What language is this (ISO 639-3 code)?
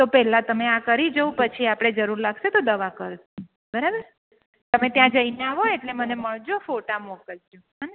guj